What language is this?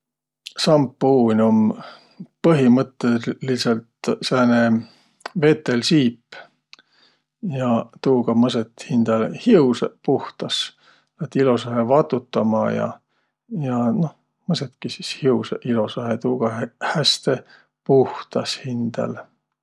Võro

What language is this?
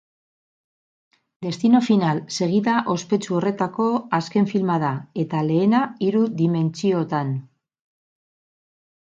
Basque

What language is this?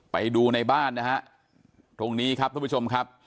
Thai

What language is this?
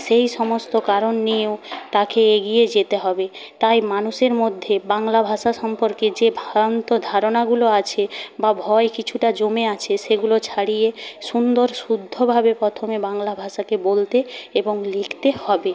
Bangla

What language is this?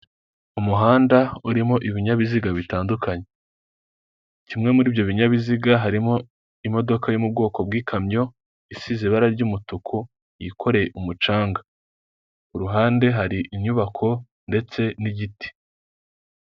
Kinyarwanda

